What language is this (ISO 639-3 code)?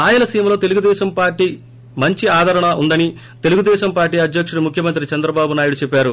tel